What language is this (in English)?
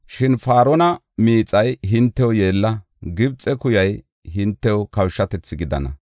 Gofa